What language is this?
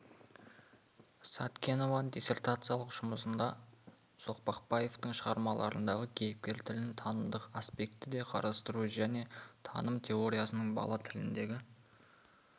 Kazakh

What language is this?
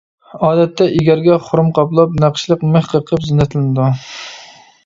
Uyghur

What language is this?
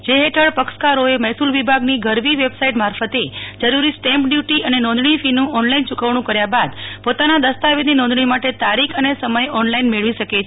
Gujarati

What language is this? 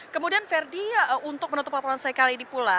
Indonesian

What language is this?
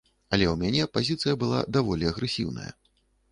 Belarusian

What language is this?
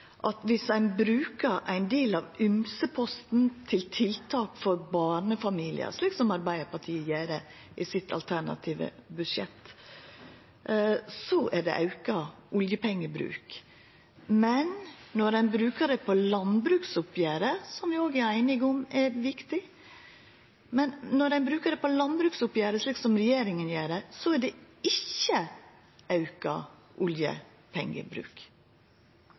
Norwegian Nynorsk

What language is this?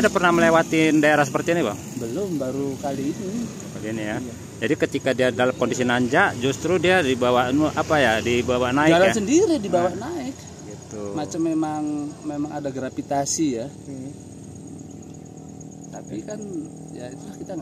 Indonesian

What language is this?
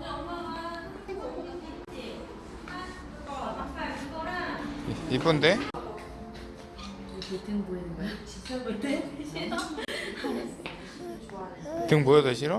Korean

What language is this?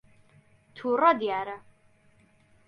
Central Kurdish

